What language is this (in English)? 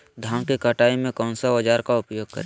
Magahi